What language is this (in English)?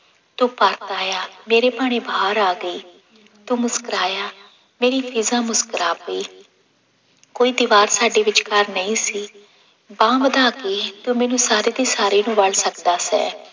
Punjabi